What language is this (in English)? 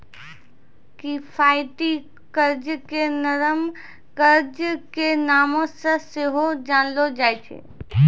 Maithili